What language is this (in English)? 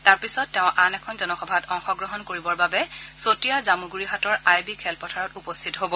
Assamese